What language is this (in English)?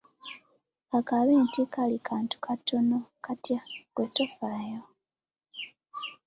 Ganda